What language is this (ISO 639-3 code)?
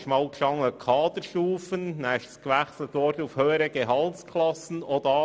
gsw